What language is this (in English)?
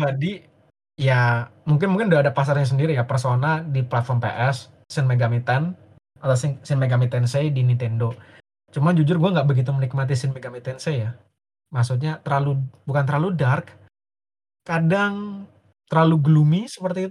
Indonesian